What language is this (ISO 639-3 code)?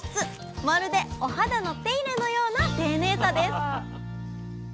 jpn